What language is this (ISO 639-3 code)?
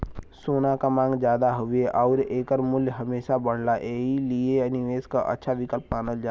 bho